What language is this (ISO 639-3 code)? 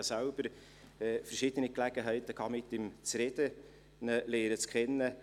gsw